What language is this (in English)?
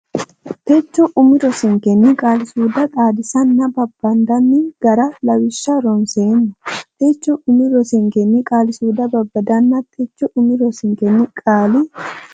Sidamo